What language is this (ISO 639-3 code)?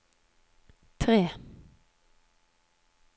nor